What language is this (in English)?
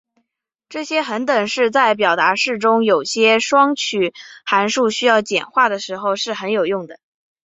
Chinese